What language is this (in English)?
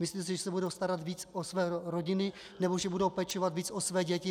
Czech